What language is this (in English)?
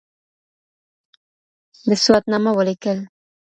Pashto